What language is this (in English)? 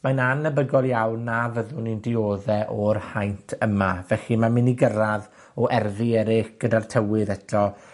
Welsh